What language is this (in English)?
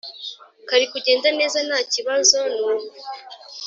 Kinyarwanda